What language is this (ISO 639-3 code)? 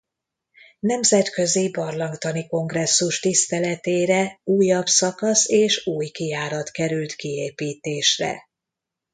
hun